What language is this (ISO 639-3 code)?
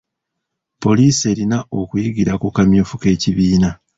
lug